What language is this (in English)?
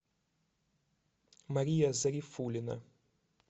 Russian